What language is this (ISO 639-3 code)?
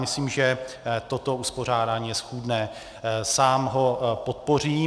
ces